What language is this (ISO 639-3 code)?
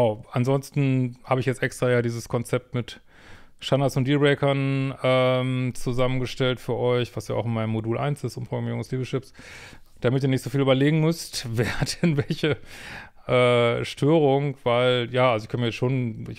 deu